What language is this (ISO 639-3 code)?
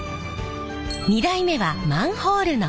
jpn